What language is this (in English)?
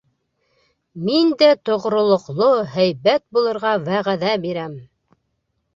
Bashkir